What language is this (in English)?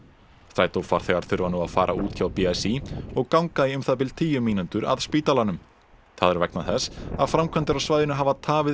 Icelandic